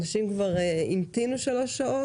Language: Hebrew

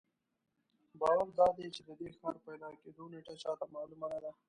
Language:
Pashto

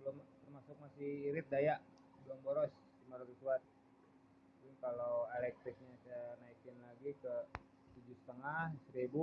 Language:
Indonesian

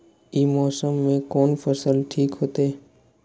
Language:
Maithili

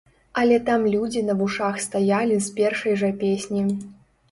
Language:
Belarusian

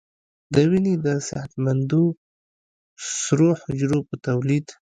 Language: Pashto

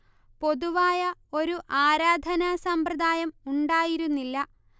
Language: Malayalam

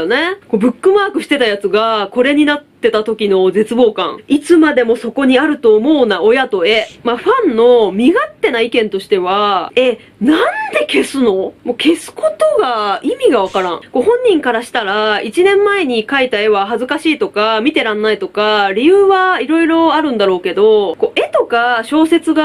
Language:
Japanese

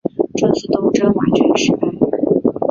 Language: Chinese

